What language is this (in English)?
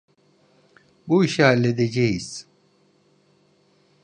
Turkish